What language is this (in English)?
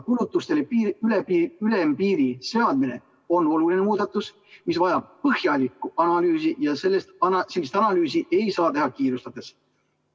Estonian